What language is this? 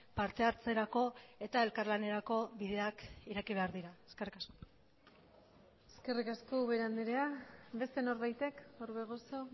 Basque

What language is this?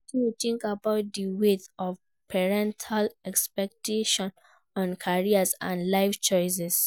Nigerian Pidgin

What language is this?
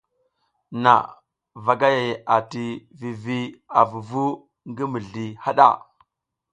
South Giziga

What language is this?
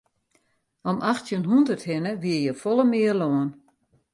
Western Frisian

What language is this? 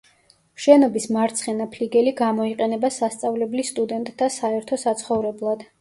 Georgian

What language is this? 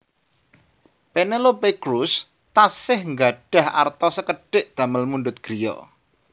Javanese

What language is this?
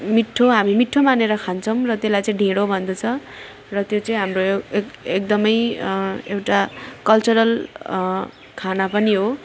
Nepali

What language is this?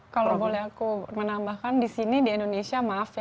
Indonesian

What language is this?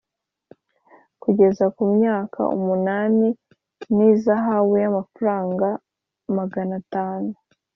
Kinyarwanda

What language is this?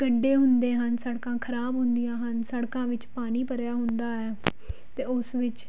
Punjabi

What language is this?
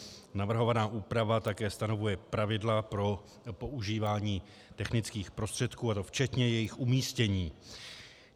Czech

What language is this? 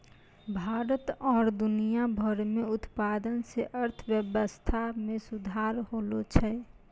Maithili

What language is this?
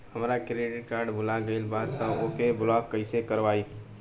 Bhojpuri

